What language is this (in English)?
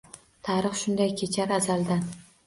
Uzbek